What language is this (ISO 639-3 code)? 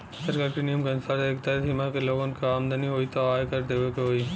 bho